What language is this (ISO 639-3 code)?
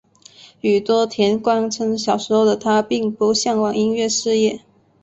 zho